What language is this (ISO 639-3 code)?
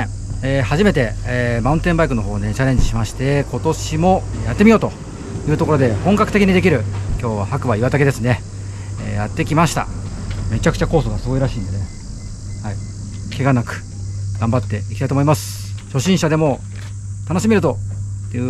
jpn